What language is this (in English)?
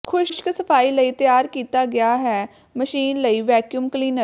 Punjabi